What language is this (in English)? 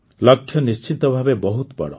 Odia